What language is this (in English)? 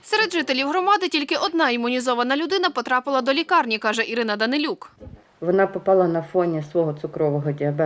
Ukrainian